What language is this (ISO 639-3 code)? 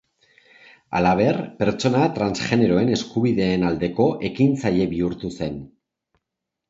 eus